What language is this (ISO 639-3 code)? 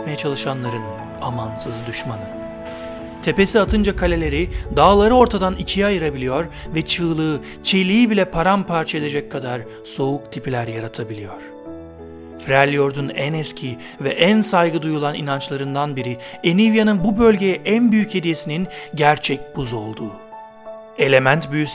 tur